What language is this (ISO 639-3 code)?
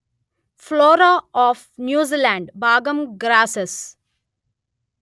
tel